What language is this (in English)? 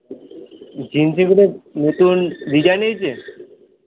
Bangla